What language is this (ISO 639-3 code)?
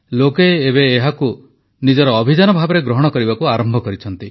ori